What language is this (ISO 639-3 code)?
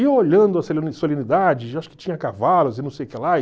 por